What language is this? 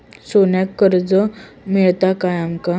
Marathi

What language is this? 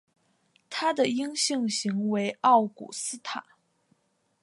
Chinese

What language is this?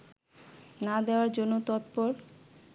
Bangla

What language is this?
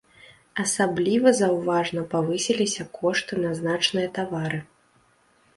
Belarusian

